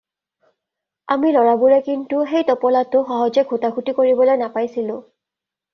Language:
Assamese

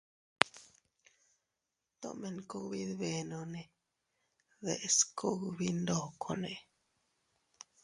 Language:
Teutila Cuicatec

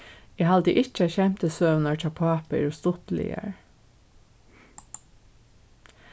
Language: Faroese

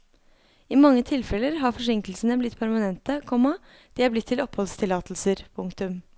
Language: Norwegian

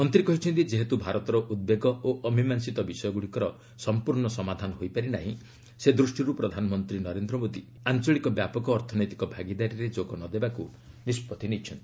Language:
Odia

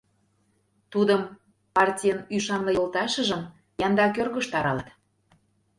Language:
Mari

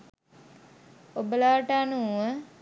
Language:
Sinhala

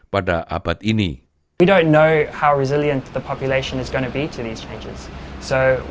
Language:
Indonesian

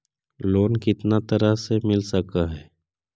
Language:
Magahi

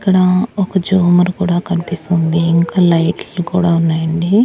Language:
Telugu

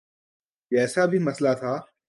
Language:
Urdu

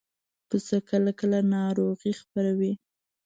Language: Pashto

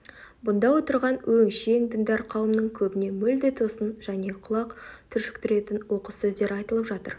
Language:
Kazakh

